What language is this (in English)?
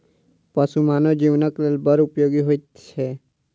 Maithili